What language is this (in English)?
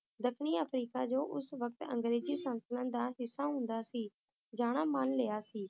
Punjabi